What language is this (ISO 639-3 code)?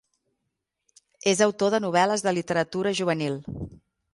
cat